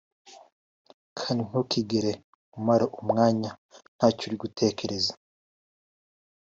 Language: Kinyarwanda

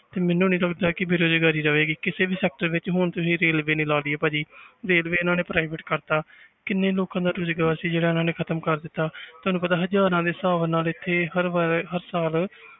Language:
Punjabi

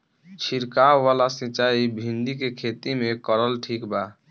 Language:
Bhojpuri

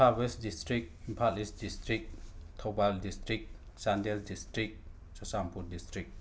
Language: Manipuri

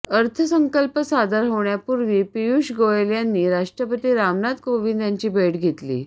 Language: Marathi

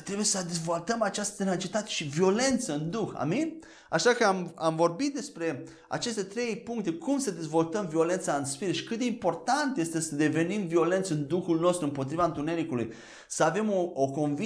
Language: Romanian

